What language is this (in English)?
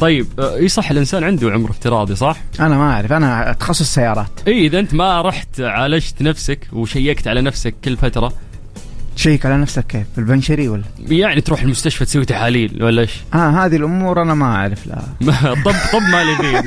Arabic